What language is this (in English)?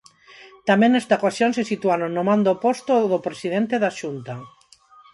Galician